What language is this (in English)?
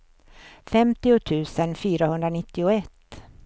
Swedish